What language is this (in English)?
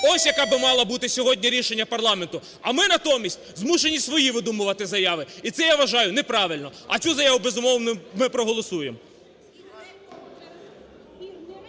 Ukrainian